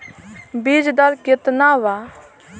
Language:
Bhojpuri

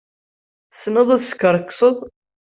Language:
Kabyle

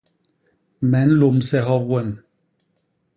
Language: Basaa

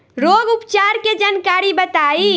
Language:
Bhojpuri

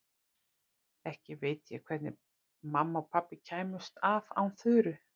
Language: Icelandic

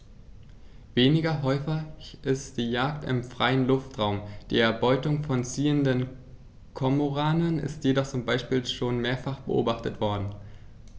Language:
German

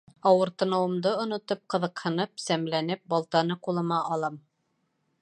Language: Bashkir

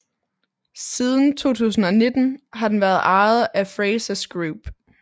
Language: Danish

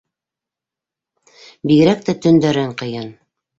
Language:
Bashkir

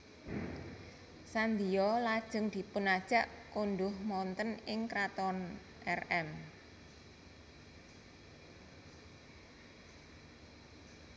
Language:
Javanese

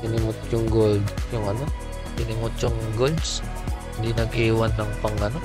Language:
Filipino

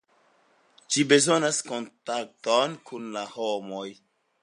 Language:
Esperanto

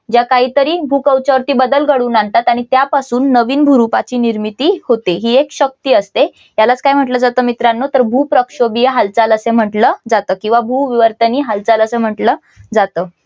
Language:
Marathi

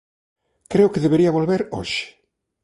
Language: Galician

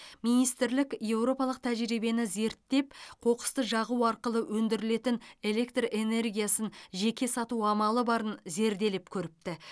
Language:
Kazakh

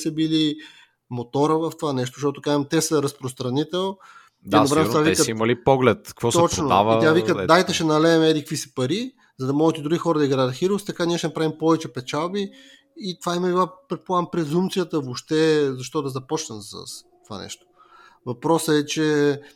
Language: Bulgarian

